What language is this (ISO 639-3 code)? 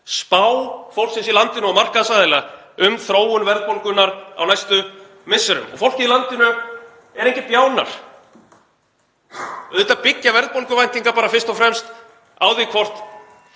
isl